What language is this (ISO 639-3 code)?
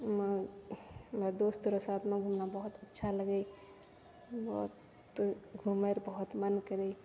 mai